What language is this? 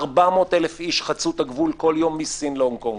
Hebrew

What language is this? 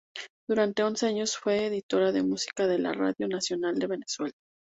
Spanish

